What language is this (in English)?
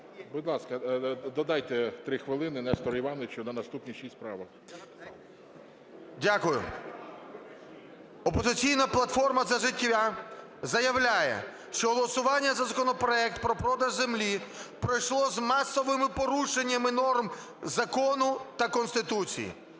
Ukrainian